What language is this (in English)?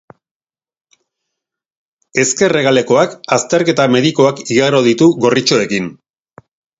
Basque